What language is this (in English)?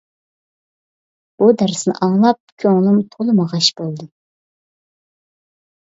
Uyghur